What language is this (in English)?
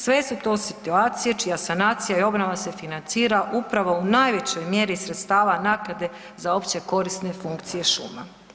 Croatian